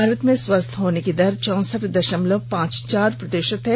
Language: Hindi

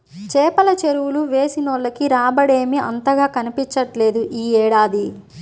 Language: Telugu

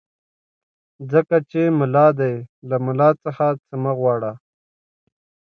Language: Pashto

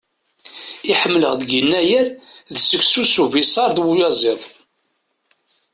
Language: Kabyle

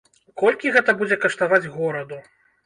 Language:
Belarusian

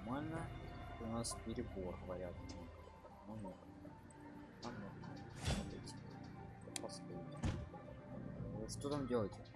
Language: Russian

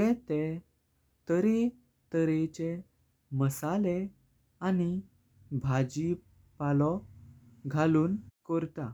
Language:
Konkani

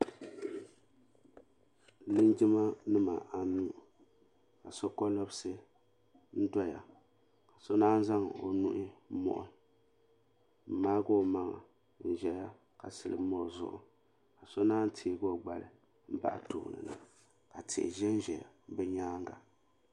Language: Dagbani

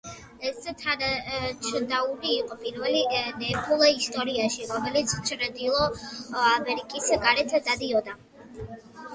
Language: Georgian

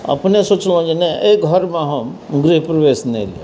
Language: Maithili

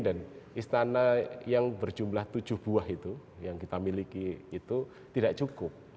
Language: Indonesian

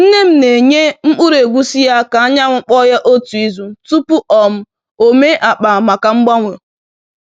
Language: Igbo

